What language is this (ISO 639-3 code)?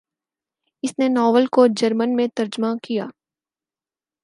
urd